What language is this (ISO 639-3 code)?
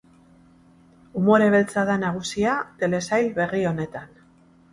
eus